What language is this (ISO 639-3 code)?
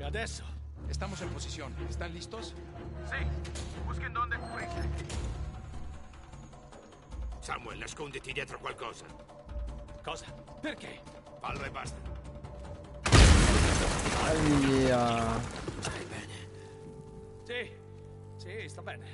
ita